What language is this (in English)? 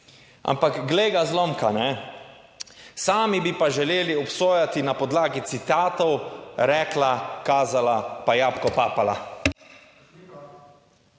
Slovenian